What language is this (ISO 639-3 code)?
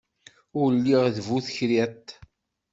kab